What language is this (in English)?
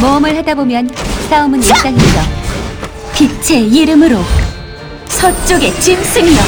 Korean